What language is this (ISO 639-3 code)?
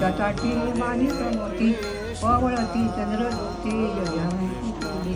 ron